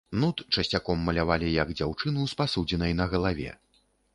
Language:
Belarusian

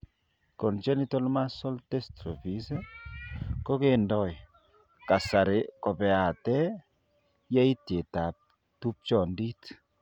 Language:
Kalenjin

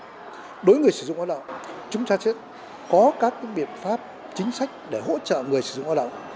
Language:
Vietnamese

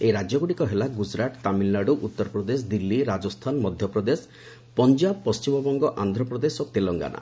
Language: Odia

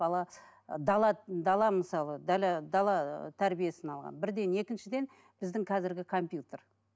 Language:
Kazakh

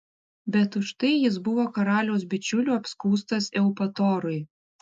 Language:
Lithuanian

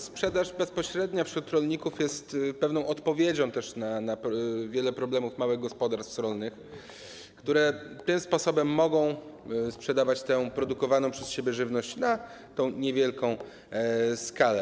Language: Polish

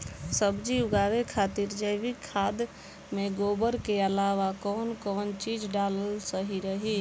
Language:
Bhojpuri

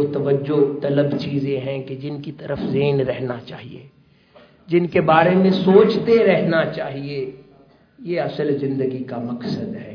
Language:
Urdu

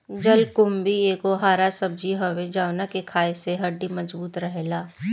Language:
Bhojpuri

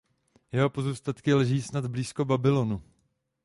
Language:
Czech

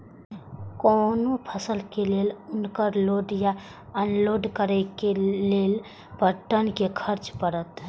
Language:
Maithili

